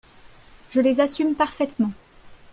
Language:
French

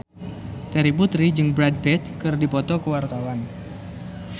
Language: Sundanese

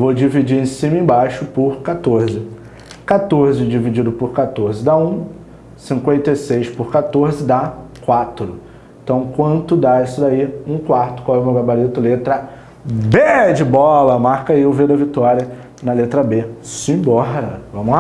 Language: Portuguese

